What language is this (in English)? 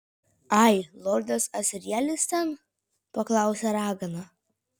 Lithuanian